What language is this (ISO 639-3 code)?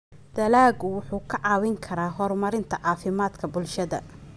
som